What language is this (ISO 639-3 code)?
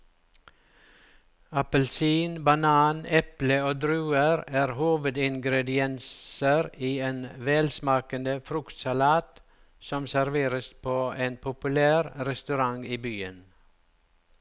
nor